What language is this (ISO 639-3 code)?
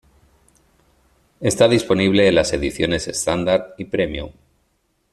spa